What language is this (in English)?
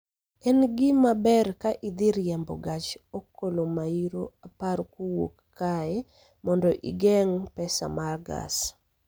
Luo (Kenya and Tanzania)